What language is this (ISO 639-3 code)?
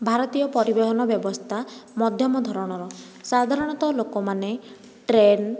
ori